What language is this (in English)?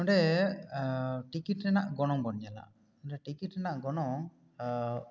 Santali